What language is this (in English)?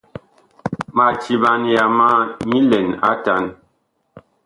Bakoko